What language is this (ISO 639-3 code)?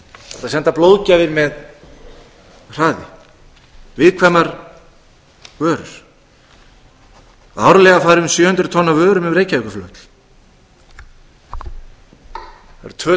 isl